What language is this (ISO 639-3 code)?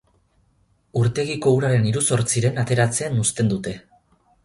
eus